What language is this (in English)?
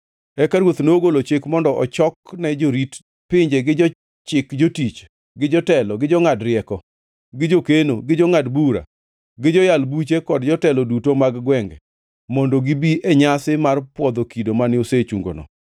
Luo (Kenya and Tanzania)